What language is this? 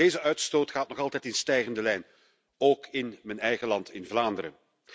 Dutch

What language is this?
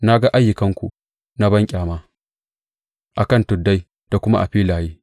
Hausa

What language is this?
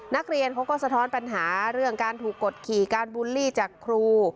Thai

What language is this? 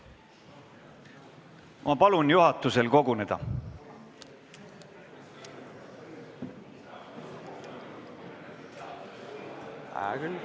Estonian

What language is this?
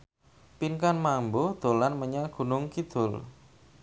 Javanese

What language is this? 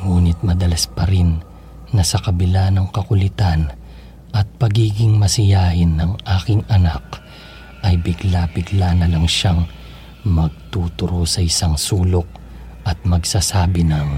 Filipino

